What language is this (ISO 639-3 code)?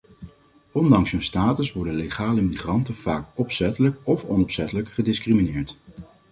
nld